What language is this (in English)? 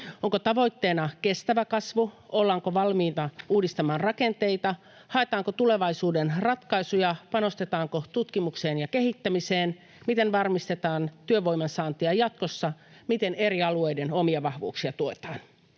Finnish